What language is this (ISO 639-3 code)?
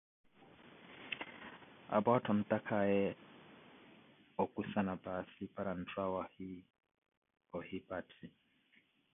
eko